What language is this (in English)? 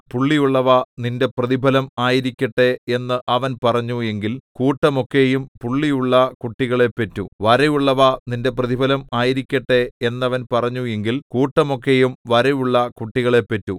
Malayalam